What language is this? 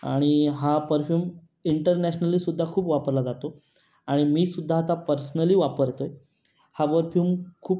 Marathi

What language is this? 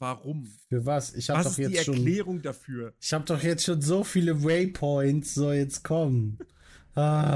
German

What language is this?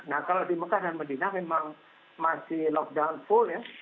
Indonesian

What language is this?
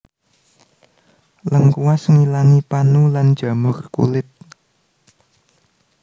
Javanese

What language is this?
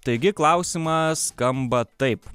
Lithuanian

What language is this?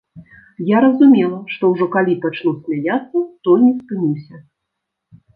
Belarusian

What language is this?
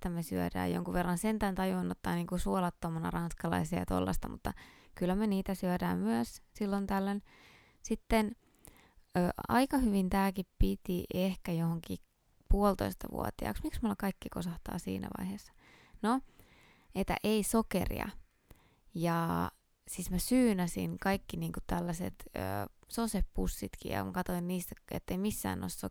Finnish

